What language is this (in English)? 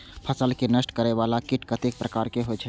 Maithili